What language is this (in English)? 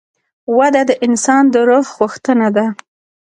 Pashto